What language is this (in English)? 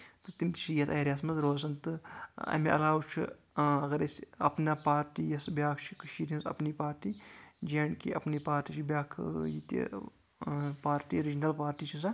Kashmiri